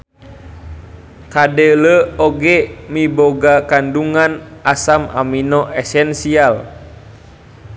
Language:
Sundanese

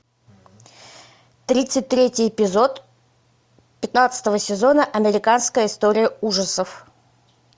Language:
Russian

